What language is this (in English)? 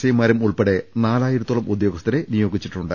Malayalam